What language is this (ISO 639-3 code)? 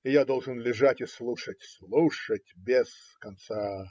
rus